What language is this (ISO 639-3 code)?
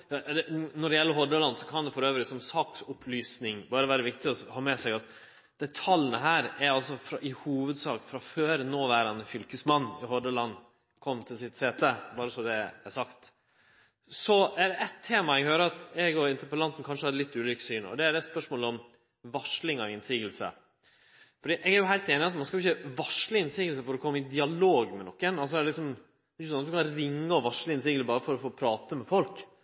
nno